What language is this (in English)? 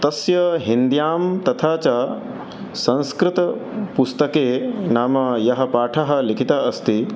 Sanskrit